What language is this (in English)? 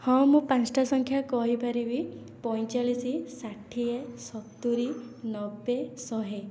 Odia